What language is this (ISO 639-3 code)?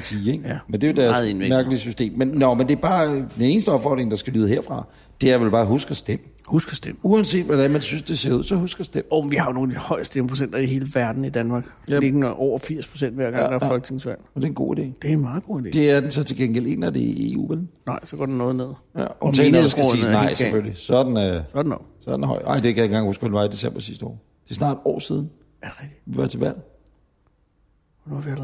dan